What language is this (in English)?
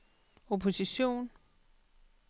Danish